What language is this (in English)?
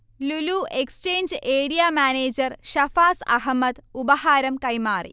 Malayalam